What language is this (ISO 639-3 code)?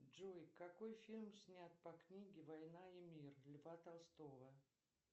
rus